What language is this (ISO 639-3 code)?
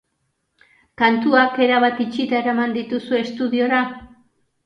eus